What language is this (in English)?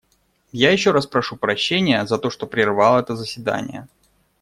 Russian